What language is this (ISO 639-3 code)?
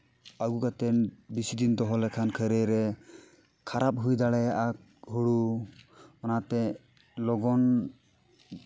sat